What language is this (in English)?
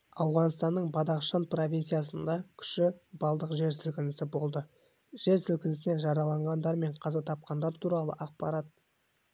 Kazakh